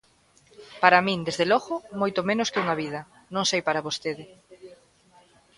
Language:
Galician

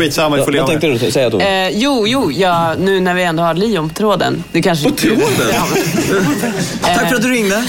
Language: Swedish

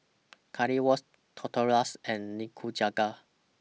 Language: English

